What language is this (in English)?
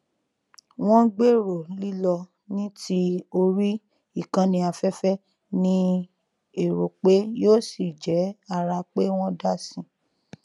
Yoruba